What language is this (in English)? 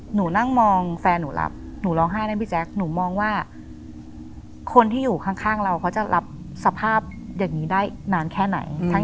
Thai